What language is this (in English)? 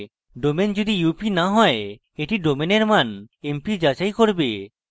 Bangla